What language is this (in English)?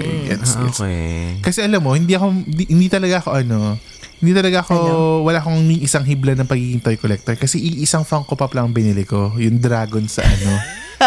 Filipino